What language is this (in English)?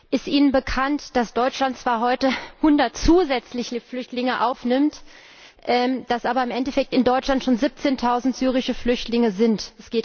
German